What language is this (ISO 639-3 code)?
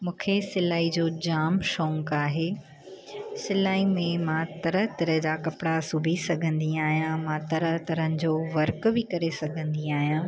snd